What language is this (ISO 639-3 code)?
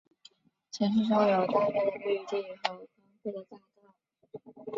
zho